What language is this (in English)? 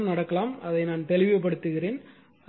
Tamil